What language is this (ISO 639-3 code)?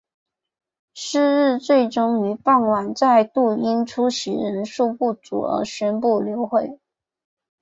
zho